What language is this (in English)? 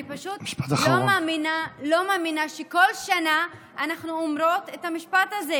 Hebrew